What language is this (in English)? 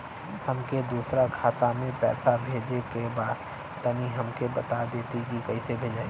Bhojpuri